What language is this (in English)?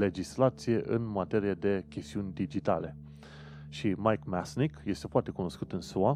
Romanian